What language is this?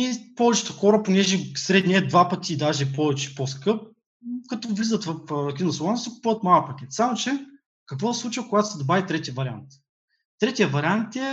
Bulgarian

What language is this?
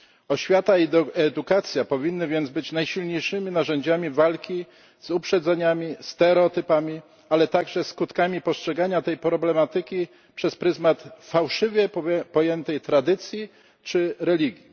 Polish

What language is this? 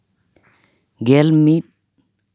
Santali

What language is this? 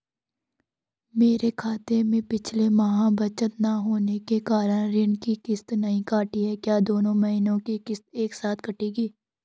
Hindi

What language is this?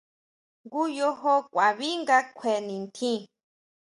Huautla Mazatec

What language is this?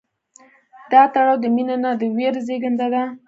Pashto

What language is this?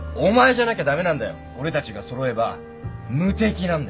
Japanese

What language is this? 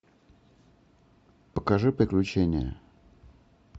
Russian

